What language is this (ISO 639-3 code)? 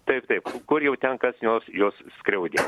lit